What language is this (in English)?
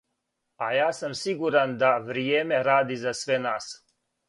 Serbian